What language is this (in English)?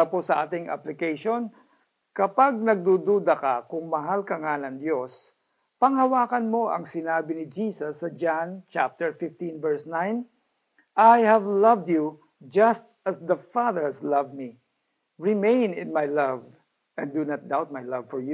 Filipino